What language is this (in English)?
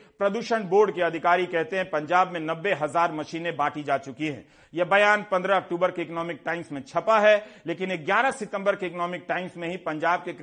Hindi